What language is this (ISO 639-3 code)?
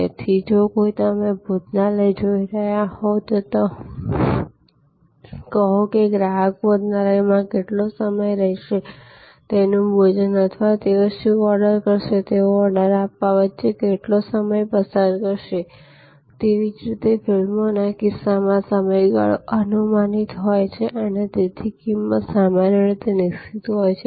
guj